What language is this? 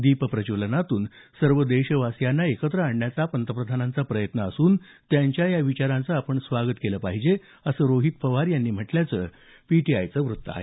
Marathi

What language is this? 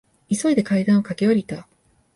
Japanese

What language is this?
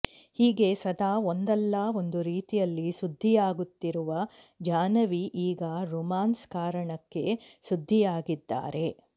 Kannada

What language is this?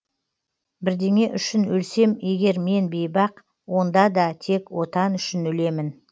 Kazakh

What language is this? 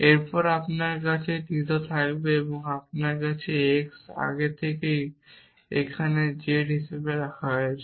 Bangla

